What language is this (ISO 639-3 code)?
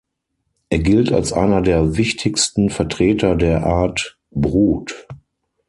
deu